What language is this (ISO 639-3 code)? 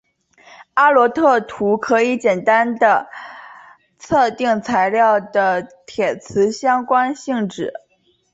zho